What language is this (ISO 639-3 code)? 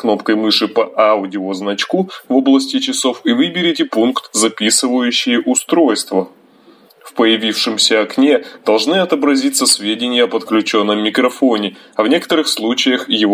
rus